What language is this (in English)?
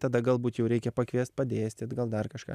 Lithuanian